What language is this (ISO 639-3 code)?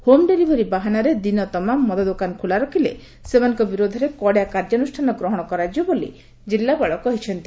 ori